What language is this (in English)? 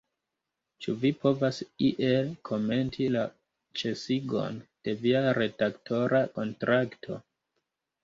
Esperanto